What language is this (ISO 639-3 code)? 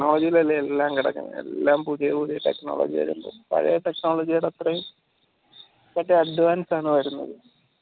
mal